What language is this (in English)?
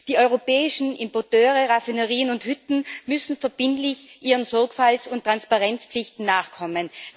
German